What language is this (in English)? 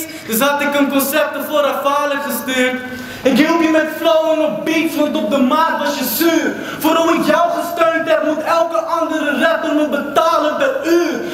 Dutch